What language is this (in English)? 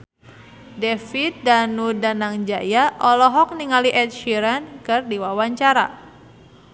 Sundanese